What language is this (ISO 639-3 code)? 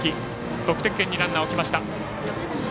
jpn